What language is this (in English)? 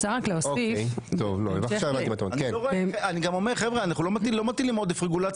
Hebrew